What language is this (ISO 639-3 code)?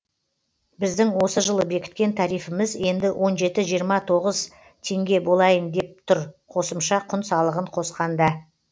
kaz